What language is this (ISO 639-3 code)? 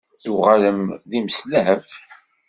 kab